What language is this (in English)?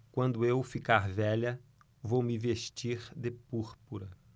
Portuguese